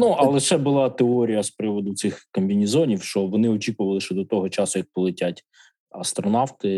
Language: Ukrainian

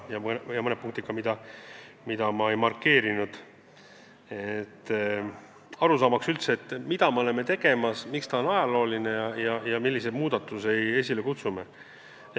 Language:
Estonian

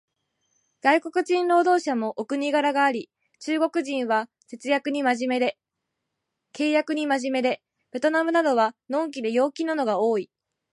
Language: Japanese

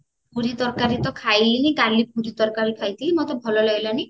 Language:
Odia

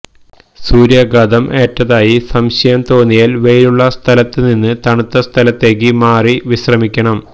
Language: Malayalam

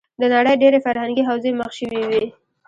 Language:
Pashto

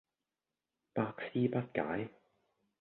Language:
Cantonese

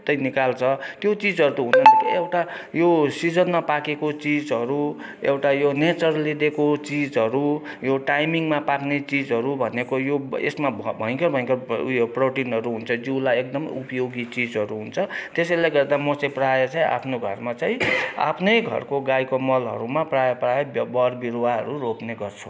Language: Nepali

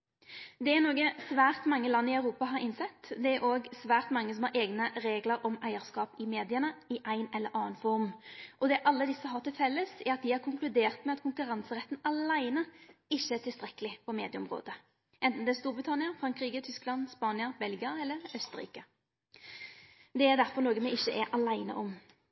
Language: Norwegian Nynorsk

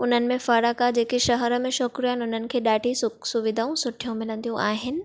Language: Sindhi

